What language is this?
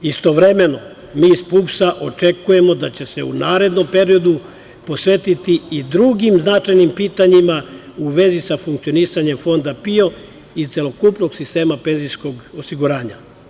Serbian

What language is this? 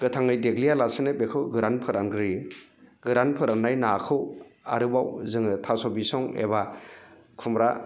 Bodo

